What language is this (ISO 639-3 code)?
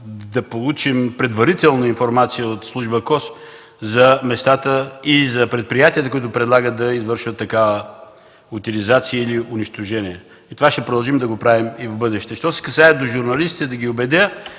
bul